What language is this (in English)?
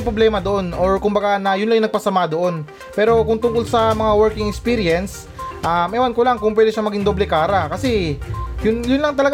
Filipino